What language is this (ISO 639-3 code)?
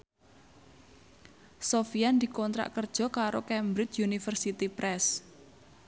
jav